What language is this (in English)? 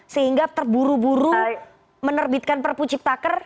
Indonesian